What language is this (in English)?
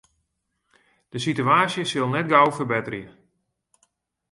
Western Frisian